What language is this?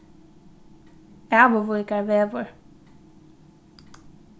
Faroese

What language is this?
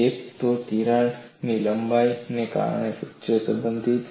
Gujarati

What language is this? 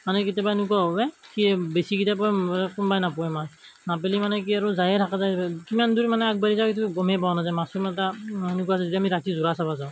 Assamese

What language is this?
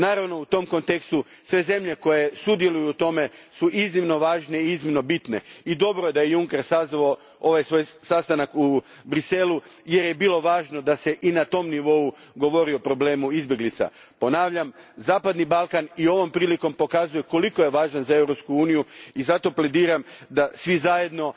Croatian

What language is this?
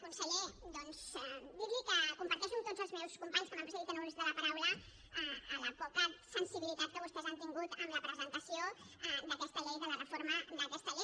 Catalan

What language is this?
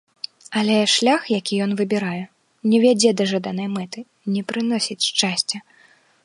Belarusian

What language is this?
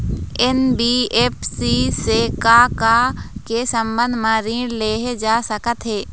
Chhattisgarhi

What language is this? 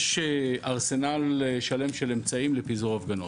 Hebrew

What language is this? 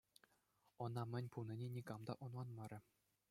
Chuvash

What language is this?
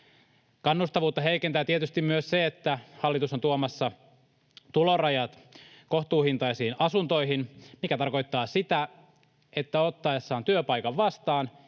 Finnish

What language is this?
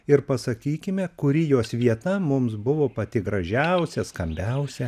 Lithuanian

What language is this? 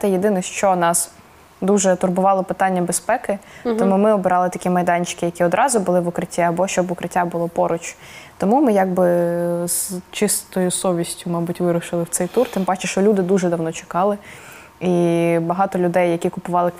Ukrainian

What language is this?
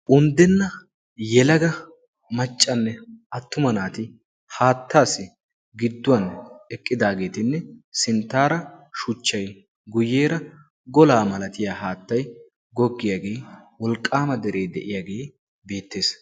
Wolaytta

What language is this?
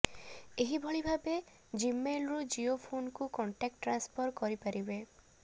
Odia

